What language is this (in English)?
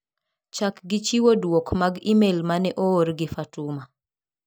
Luo (Kenya and Tanzania)